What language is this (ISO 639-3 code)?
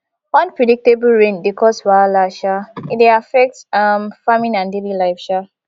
pcm